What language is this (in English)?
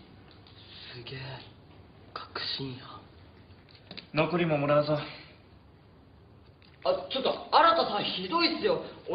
Japanese